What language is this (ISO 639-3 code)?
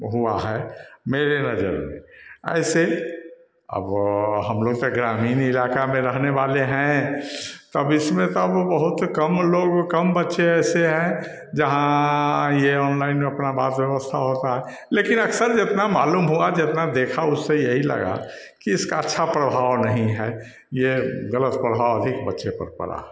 hin